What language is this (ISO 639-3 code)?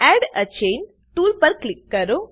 guj